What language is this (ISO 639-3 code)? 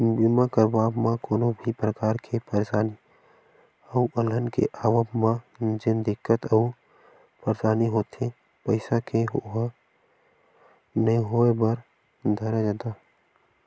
hne